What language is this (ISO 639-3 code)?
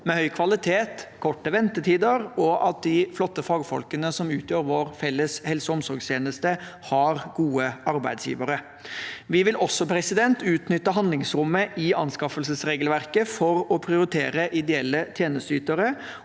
nor